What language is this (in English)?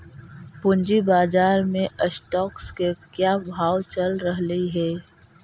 Magahi